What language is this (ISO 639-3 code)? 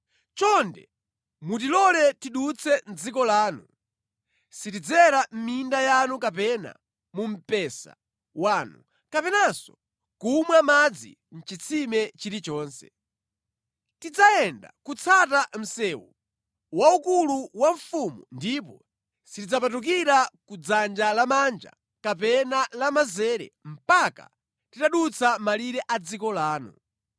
nya